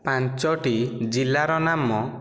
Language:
Odia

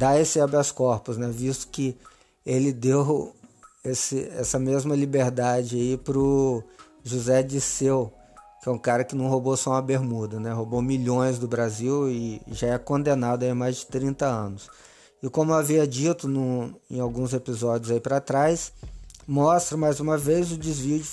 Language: Portuguese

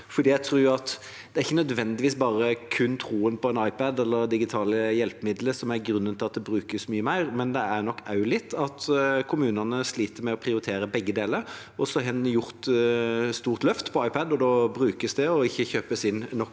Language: Norwegian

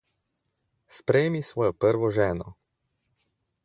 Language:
Slovenian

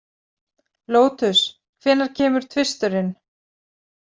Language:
Icelandic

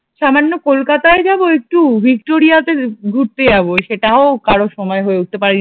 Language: Bangla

